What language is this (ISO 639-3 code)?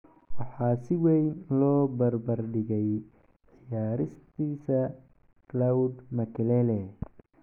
som